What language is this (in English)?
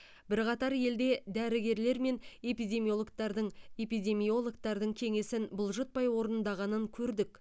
Kazakh